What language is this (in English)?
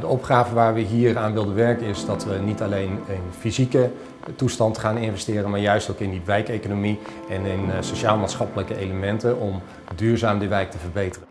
Dutch